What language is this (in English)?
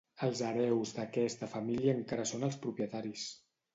Catalan